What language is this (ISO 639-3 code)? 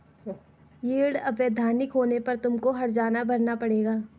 hin